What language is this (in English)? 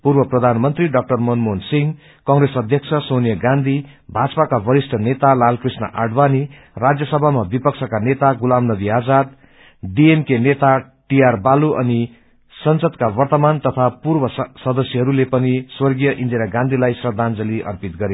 Nepali